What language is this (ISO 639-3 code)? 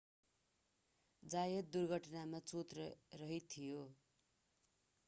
nep